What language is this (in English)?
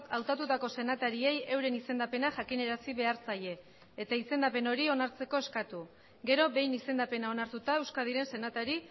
Basque